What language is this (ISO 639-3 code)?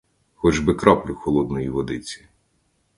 ukr